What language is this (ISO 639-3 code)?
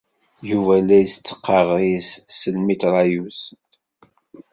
kab